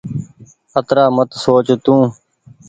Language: Goaria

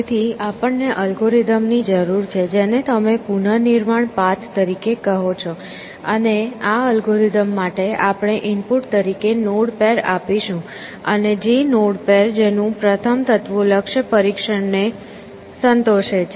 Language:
Gujarati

